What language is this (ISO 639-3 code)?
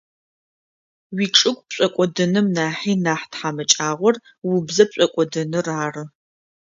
ady